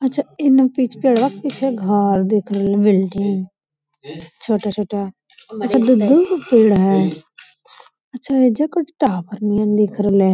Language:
Magahi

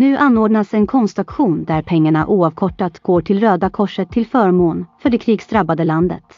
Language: Swedish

